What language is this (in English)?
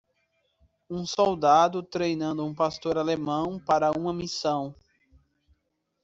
Portuguese